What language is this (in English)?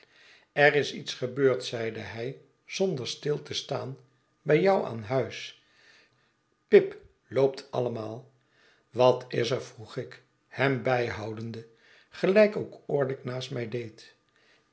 Dutch